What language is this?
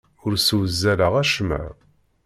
Kabyle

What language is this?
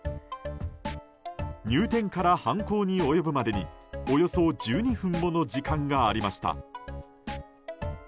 Japanese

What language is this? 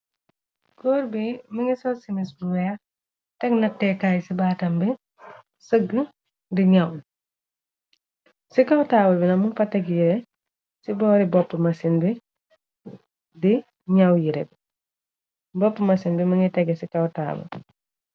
Wolof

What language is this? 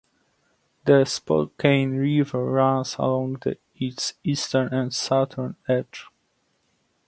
English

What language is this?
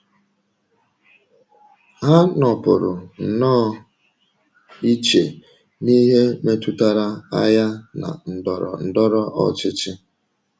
Igbo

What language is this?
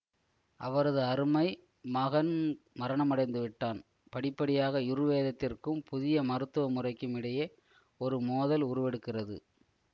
Tamil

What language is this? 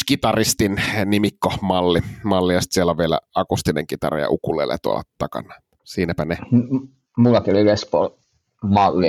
Finnish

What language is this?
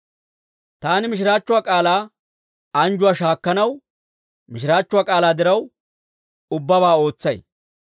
Dawro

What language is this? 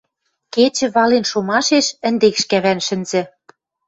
Western Mari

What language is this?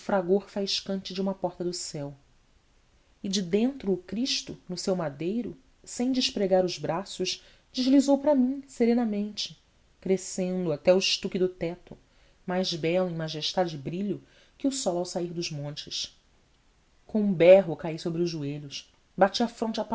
Portuguese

